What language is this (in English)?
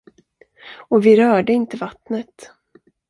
Swedish